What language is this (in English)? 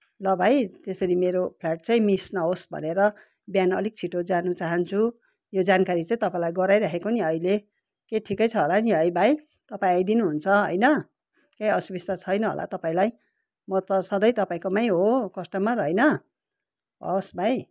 Nepali